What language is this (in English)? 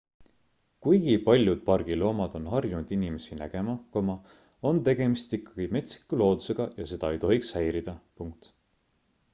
Estonian